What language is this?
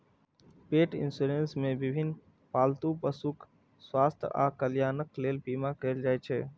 Maithili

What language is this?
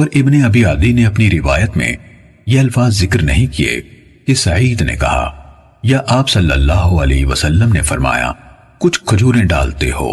Urdu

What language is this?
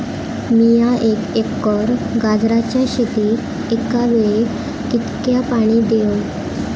Marathi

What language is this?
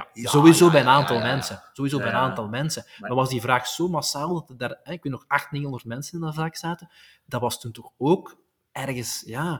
Dutch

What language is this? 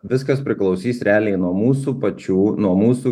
Lithuanian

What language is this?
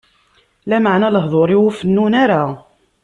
Kabyle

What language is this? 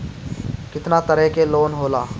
Bhojpuri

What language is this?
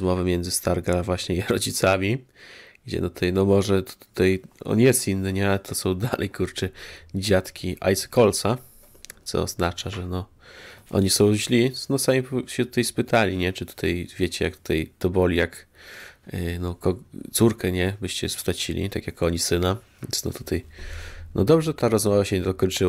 Polish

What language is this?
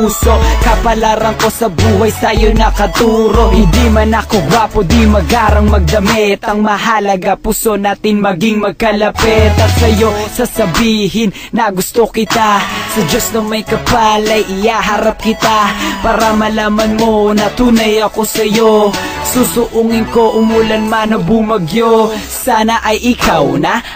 Filipino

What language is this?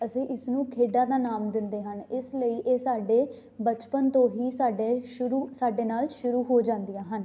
Punjabi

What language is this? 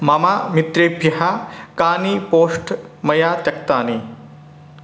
Sanskrit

